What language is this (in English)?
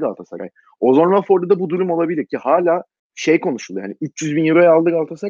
Turkish